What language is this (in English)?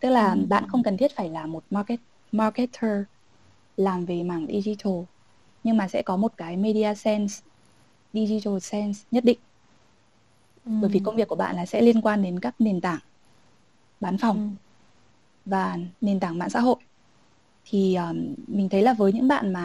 Vietnamese